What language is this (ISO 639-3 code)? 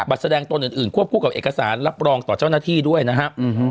tha